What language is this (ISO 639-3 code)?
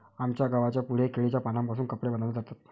mar